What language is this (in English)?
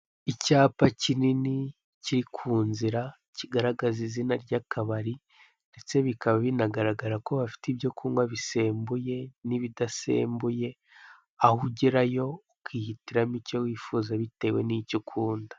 Kinyarwanda